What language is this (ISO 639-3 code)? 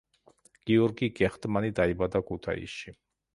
kat